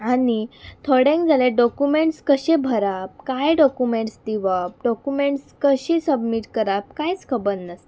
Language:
Konkani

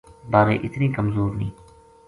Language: Gujari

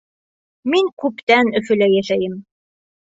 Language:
Bashkir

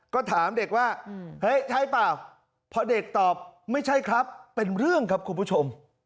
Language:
Thai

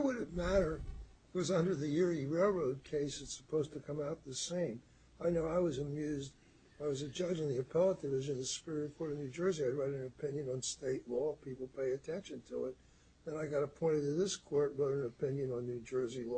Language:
English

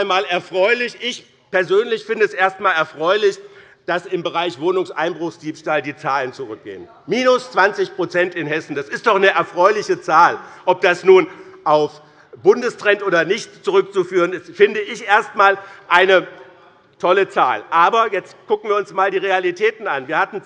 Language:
German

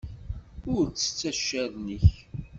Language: Kabyle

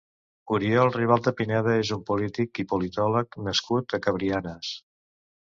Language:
Catalan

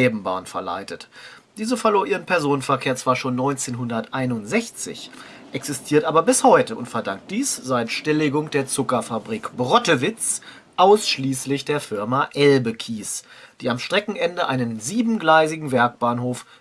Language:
German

